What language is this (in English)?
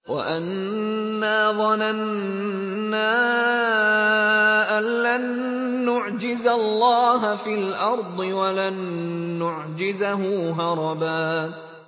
Arabic